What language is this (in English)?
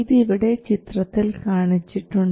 Malayalam